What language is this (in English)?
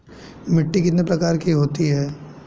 Hindi